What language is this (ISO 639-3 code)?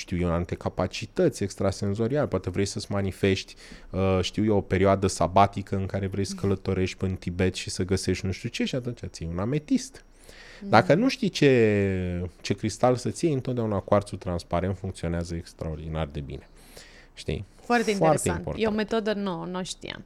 ron